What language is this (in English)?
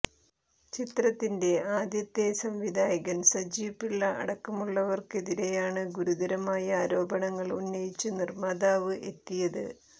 Malayalam